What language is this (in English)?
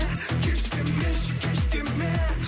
Kazakh